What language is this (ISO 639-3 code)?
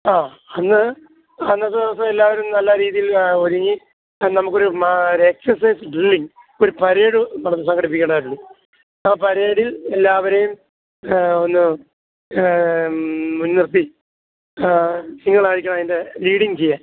mal